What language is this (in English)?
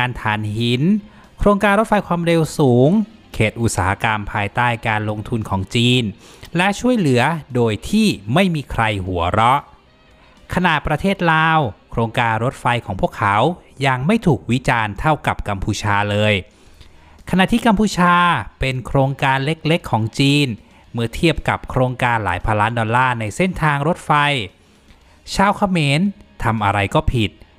Thai